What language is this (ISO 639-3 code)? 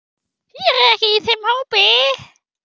isl